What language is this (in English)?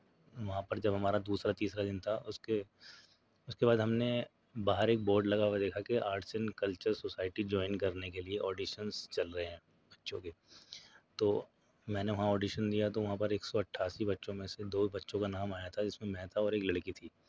Urdu